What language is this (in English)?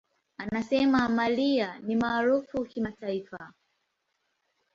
Swahili